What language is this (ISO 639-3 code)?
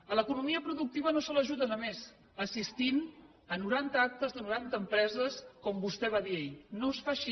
cat